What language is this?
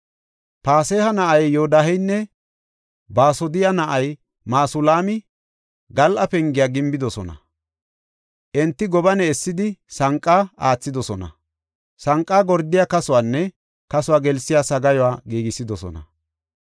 Gofa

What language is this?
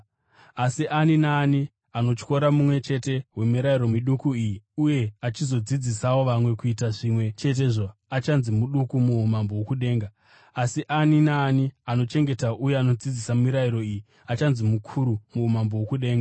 Shona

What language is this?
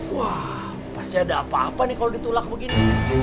Indonesian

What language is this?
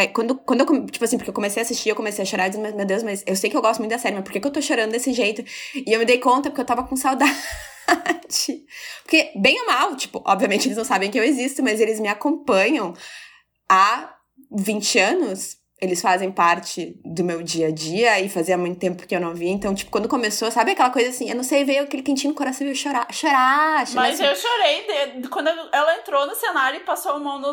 Portuguese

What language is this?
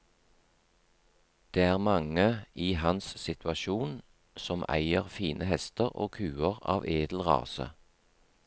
Norwegian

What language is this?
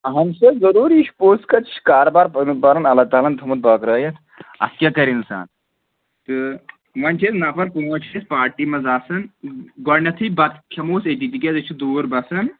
Kashmiri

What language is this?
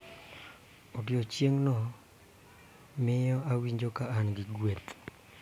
Luo (Kenya and Tanzania)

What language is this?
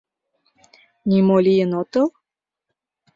Mari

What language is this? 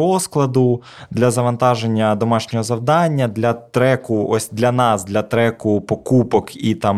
Ukrainian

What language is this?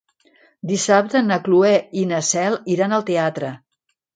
Catalan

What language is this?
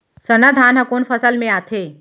Chhattisgarhi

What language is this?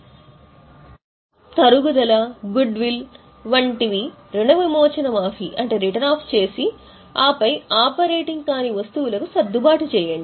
Telugu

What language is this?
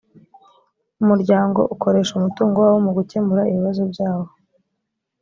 Kinyarwanda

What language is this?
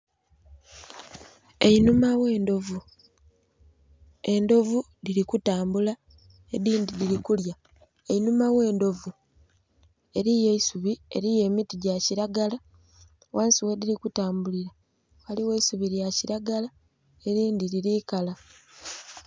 Soga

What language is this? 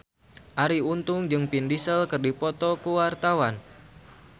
Sundanese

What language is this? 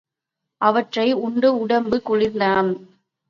Tamil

